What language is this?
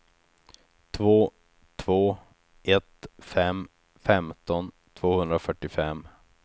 Swedish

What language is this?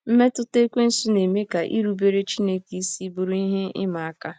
Igbo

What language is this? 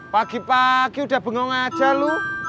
Indonesian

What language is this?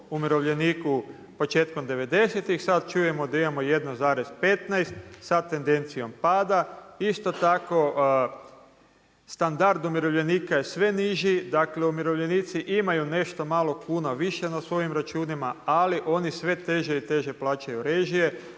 Croatian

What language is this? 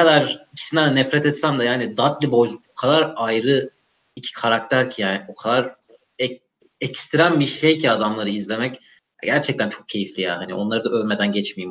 Turkish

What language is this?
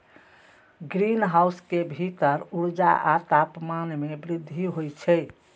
Maithili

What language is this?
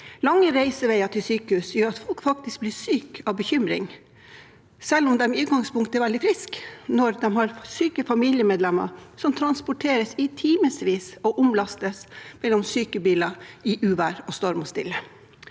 Norwegian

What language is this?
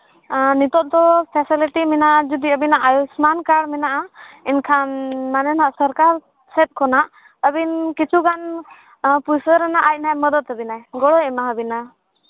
Santali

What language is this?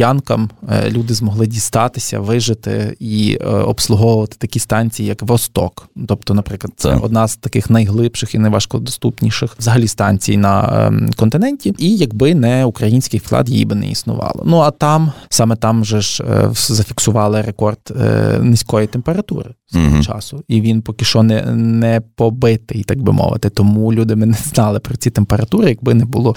Ukrainian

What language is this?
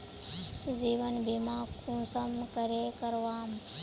Magahi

